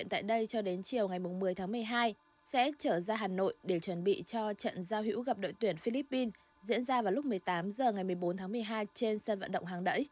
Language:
Vietnamese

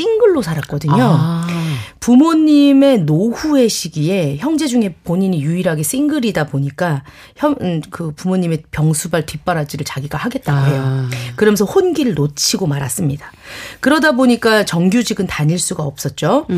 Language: Korean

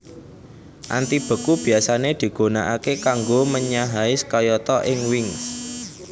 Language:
Javanese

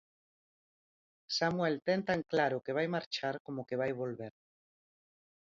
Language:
Galician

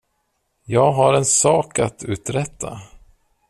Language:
Swedish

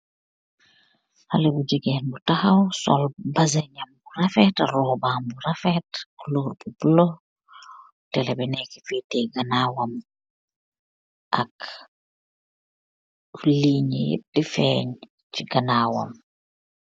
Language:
Wolof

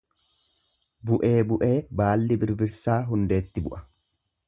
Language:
Oromo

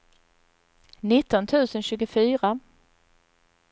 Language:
Swedish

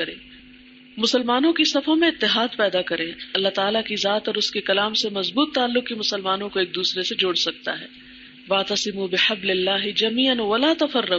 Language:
Urdu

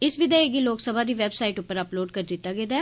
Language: Dogri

